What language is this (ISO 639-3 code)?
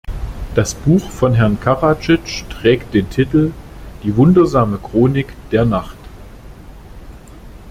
deu